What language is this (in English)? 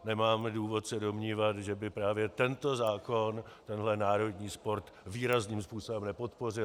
Czech